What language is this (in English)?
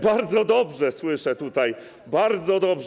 Polish